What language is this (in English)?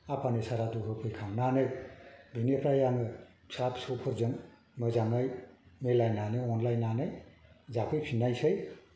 Bodo